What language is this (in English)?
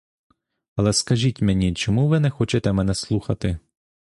Ukrainian